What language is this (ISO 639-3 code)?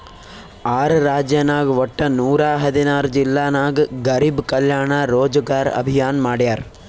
kan